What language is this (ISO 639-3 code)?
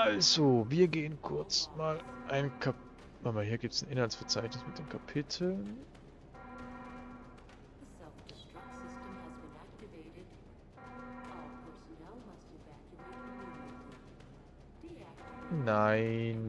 deu